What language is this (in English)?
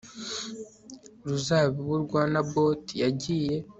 Kinyarwanda